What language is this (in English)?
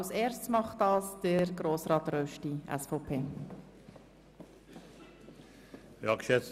Swiss German